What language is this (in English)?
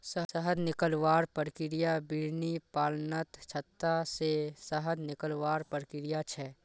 Magahi